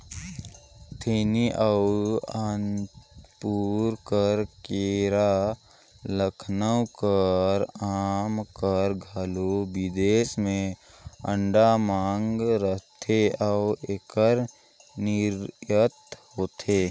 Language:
Chhattisgarhi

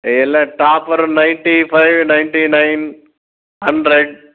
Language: Kannada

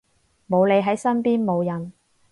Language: Cantonese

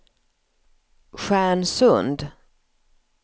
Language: Swedish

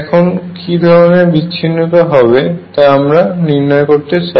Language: Bangla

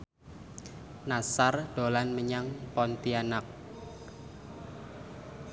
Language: Javanese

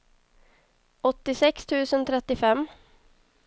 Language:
Swedish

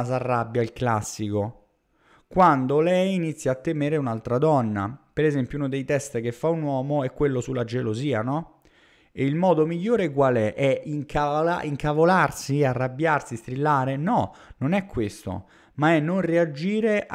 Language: Italian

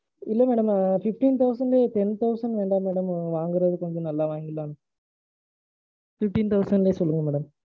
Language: Tamil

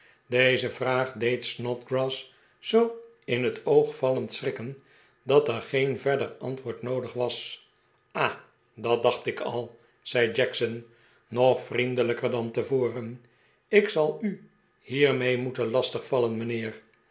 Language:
Dutch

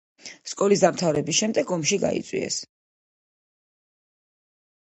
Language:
Georgian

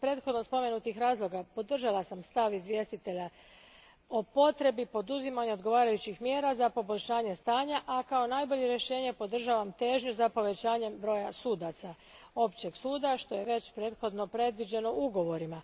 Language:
Croatian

